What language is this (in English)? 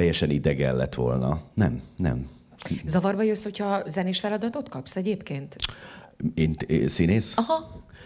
Hungarian